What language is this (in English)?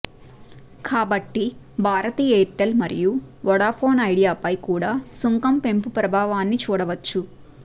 Telugu